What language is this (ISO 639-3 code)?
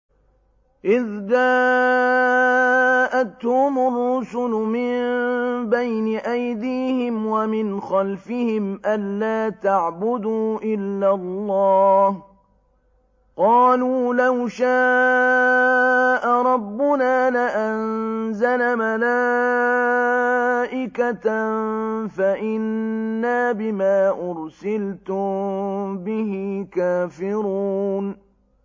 ara